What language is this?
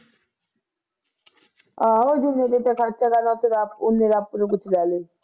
Punjabi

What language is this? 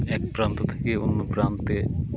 Bangla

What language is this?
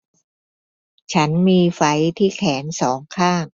Thai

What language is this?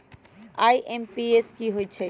Magahi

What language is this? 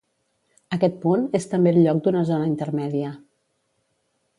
Catalan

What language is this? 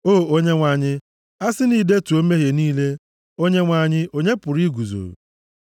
Igbo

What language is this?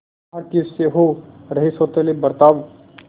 Hindi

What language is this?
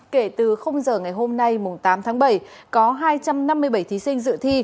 Vietnamese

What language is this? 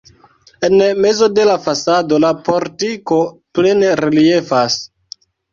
Esperanto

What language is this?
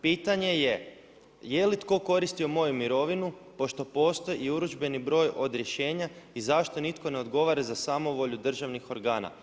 Croatian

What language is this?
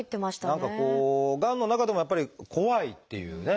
Japanese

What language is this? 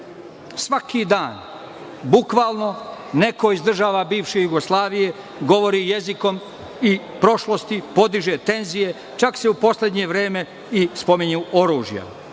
Serbian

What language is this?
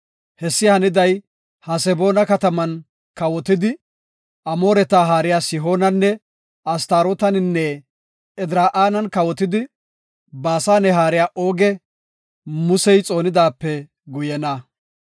Gofa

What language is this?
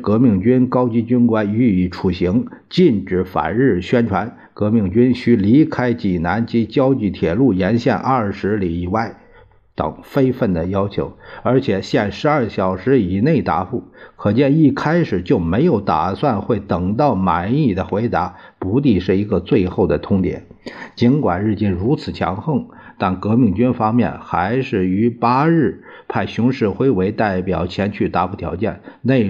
Chinese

